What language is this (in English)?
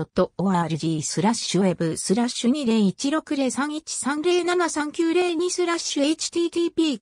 Japanese